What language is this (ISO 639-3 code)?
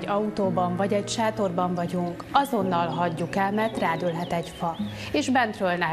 hun